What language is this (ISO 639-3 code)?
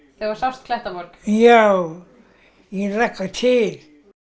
isl